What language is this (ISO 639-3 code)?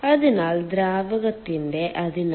mal